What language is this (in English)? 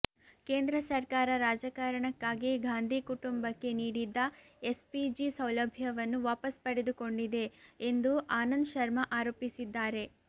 Kannada